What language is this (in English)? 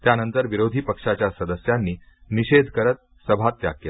Marathi